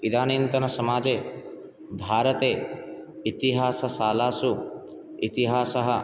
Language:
Sanskrit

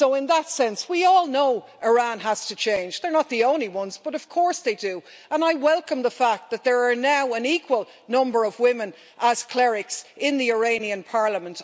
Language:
English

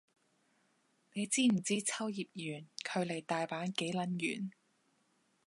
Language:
Cantonese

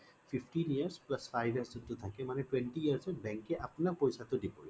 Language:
Assamese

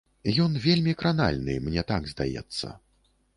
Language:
Belarusian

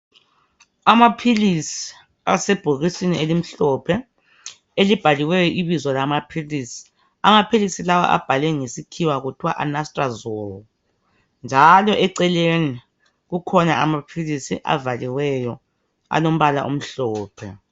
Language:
North Ndebele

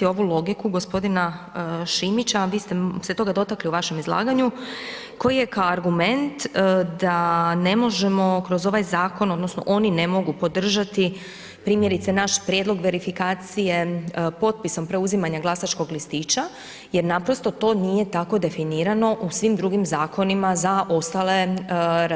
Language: Croatian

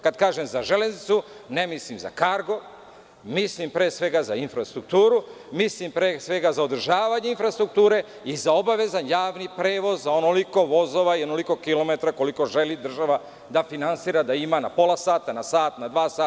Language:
Serbian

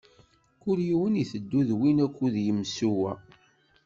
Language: Kabyle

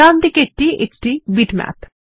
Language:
Bangla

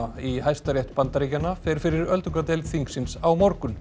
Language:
Icelandic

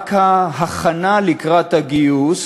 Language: Hebrew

